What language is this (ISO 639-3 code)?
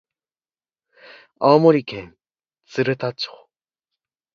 jpn